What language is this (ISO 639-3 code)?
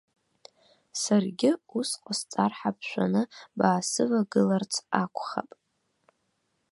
abk